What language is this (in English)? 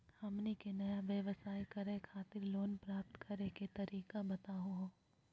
Magahi